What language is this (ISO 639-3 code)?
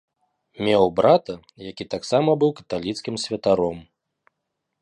bel